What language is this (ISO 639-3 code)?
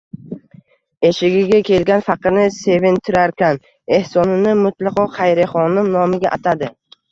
uzb